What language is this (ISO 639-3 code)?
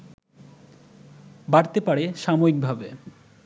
ben